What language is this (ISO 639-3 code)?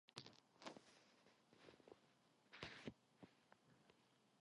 kor